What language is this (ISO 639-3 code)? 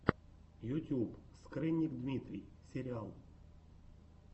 rus